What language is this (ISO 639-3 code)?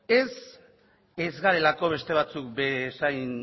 eus